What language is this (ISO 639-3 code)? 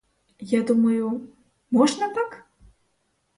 ukr